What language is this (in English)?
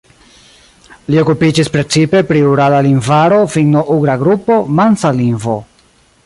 Esperanto